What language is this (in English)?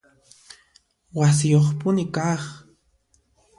Puno Quechua